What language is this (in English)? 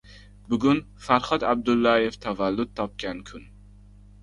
Uzbek